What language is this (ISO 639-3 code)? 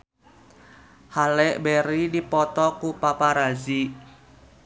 sun